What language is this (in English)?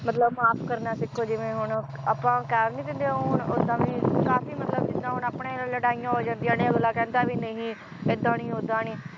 Punjabi